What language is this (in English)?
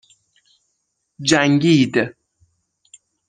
Persian